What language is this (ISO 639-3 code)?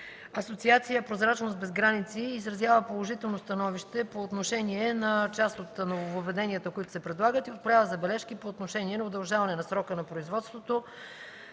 bul